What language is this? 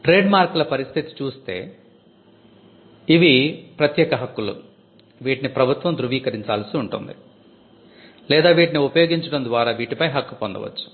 Telugu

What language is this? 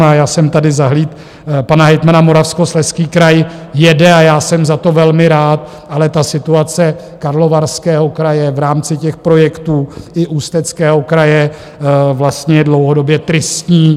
Czech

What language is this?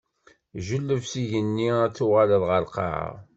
Kabyle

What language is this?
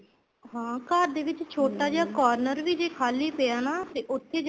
Punjabi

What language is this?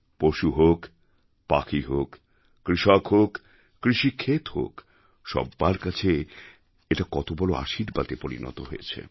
Bangla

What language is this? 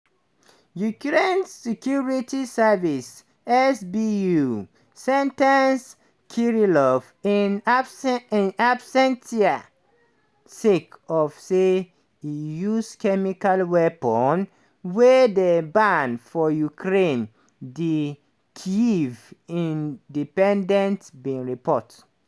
Nigerian Pidgin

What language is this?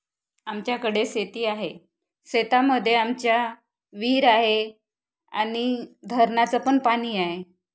Marathi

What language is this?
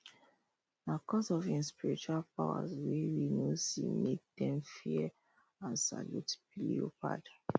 Nigerian Pidgin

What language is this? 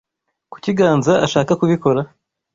Kinyarwanda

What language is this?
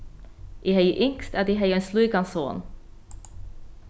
Faroese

